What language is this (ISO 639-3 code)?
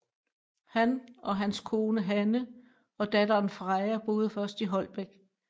dan